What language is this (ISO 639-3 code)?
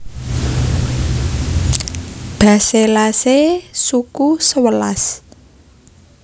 jav